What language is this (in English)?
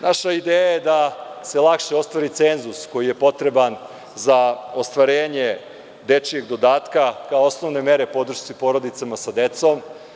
Serbian